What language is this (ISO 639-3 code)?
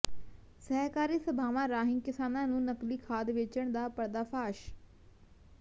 pan